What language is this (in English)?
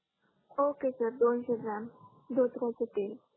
Marathi